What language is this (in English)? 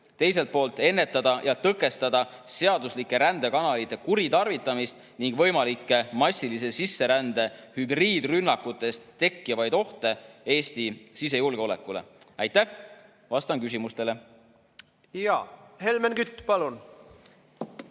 Estonian